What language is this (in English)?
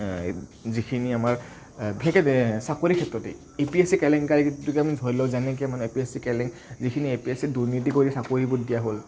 Assamese